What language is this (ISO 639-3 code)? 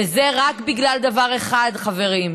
heb